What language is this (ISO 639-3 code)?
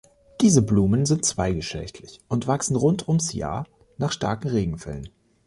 deu